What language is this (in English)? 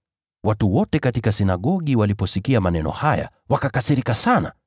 Swahili